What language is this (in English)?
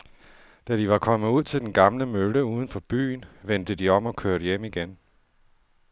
Danish